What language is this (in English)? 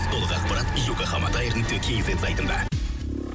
Kazakh